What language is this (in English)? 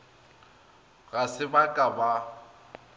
Northern Sotho